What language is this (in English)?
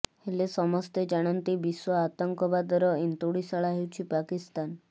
Odia